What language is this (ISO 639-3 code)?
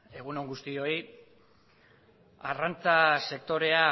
eus